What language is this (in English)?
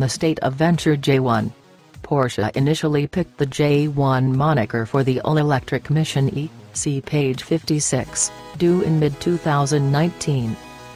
English